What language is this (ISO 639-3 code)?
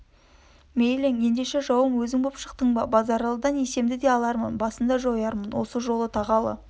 kaz